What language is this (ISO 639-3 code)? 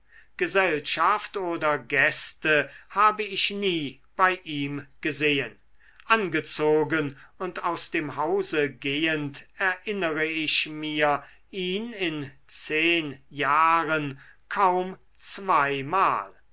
deu